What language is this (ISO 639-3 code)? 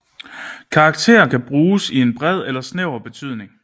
dan